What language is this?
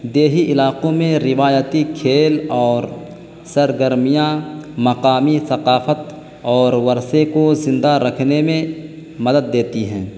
Urdu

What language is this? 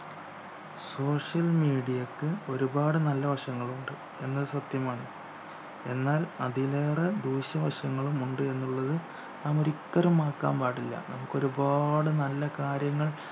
Malayalam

